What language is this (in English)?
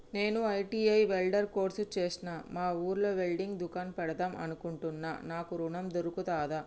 Telugu